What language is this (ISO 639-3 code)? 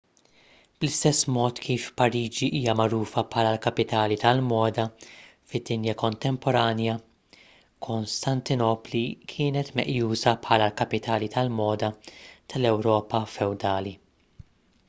mlt